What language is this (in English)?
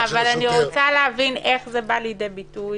Hebrew